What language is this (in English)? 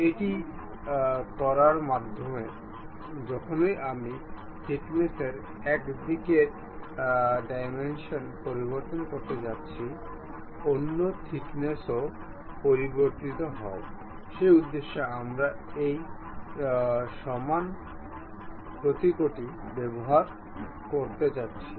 Bangla